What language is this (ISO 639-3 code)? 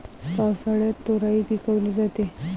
mar